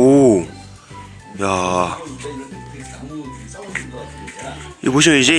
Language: Korean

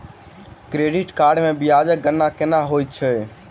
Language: Maithili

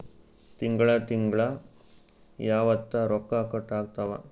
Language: Kannada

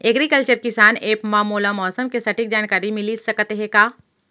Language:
Chhattisgarhi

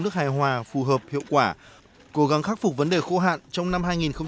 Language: Vietnamese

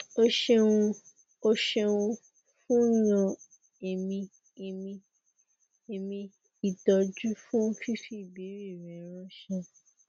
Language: Yoruba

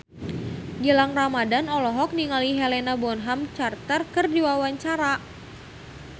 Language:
Sundanese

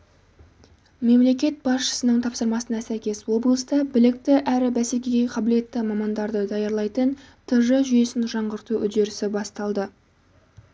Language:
Kazakh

